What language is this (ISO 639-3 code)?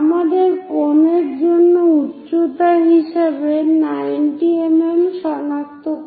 ben